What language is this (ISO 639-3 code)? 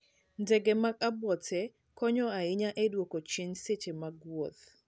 luo